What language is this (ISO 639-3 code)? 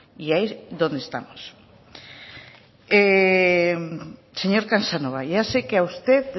spa